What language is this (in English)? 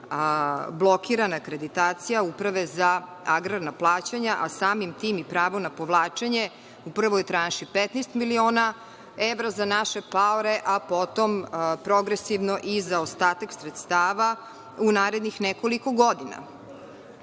Serbian